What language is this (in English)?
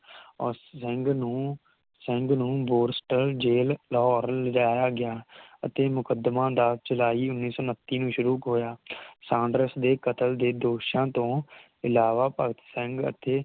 Punjabi